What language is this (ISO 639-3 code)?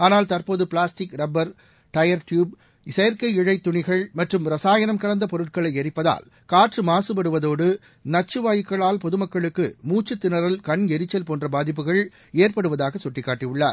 tam